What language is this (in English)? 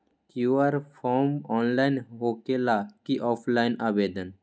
Magahi